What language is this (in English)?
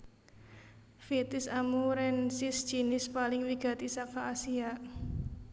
Javanese